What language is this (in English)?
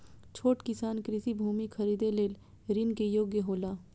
Maithili